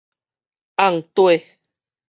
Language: Min Nan Chinese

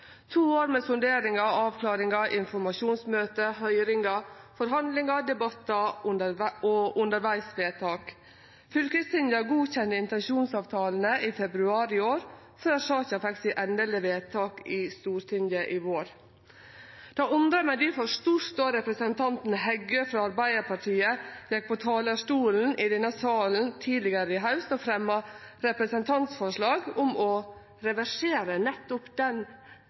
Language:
Norwegian Nynorsk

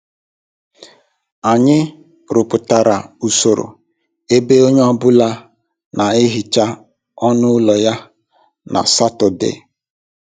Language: Igbo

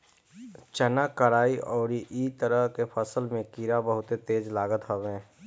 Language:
Bhojpuri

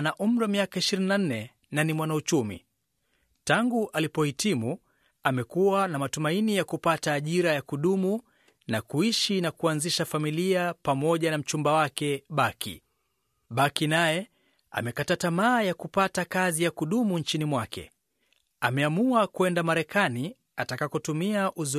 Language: Swahili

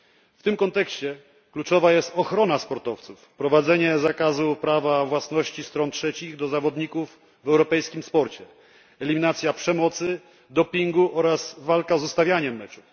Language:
Polish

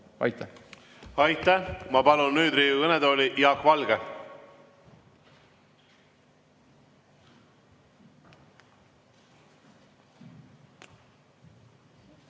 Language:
Estonian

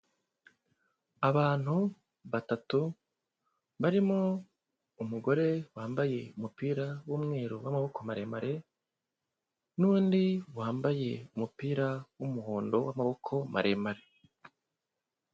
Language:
Kinyarwanda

